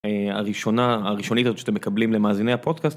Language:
Hebrew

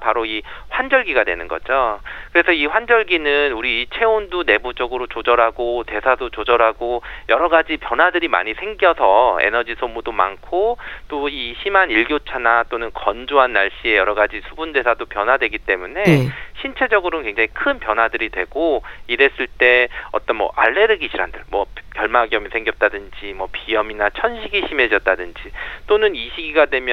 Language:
Korean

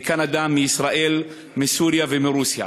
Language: Hebrew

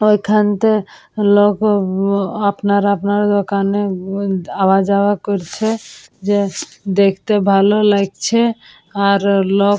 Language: Bangla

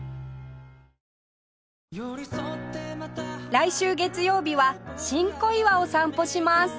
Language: Japanese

